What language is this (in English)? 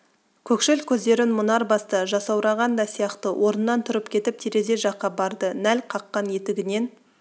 Kazakh